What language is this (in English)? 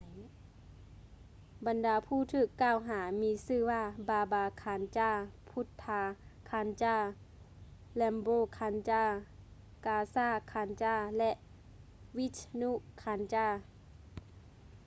Lao